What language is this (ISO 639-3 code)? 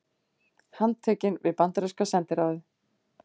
isl